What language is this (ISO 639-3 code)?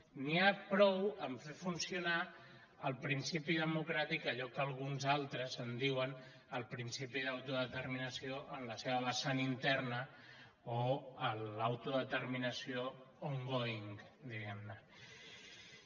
cat